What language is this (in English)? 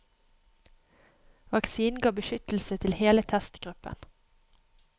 Norwegian